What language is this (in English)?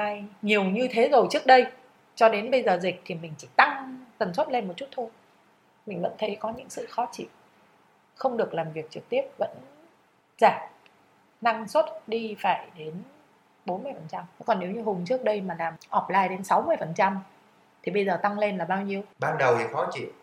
Vietnamese